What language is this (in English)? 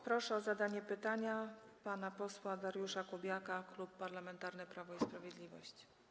Polish